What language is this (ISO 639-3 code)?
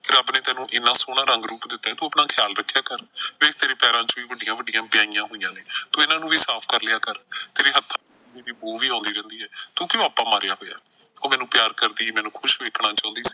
pan